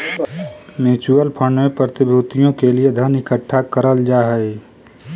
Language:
Magahi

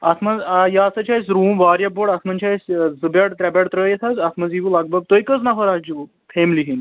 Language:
Kashmiri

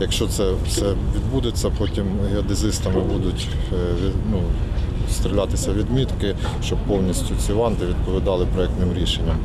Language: Ukrainian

